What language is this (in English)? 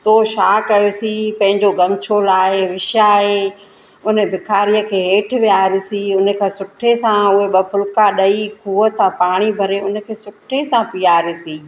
Sindhi